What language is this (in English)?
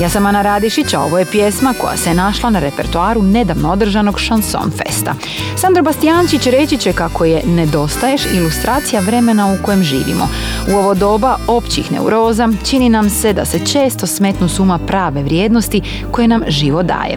Croatian